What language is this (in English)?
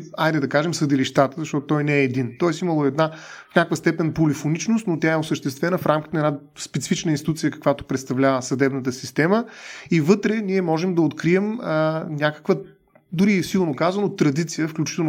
Bulgarian